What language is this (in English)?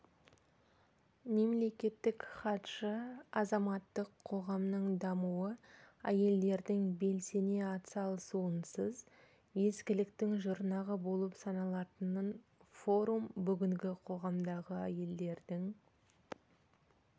Kazakh